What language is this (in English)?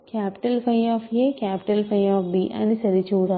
Telugu